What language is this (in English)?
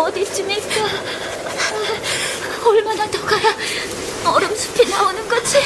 Korean